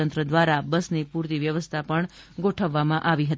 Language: Gujarati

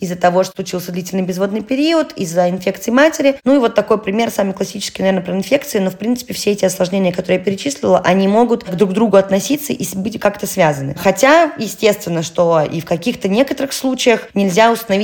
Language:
Russian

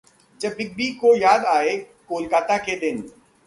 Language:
Hindi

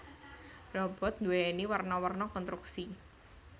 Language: Javanese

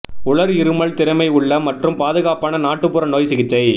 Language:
Tamil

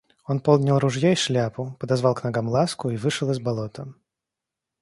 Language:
Russian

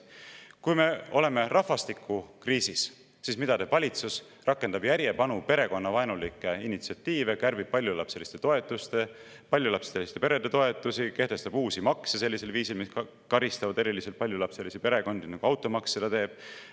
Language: Estonian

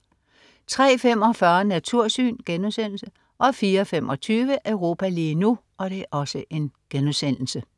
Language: Danish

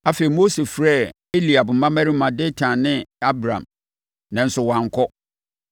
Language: Akan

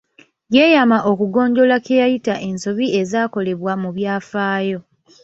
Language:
Ganda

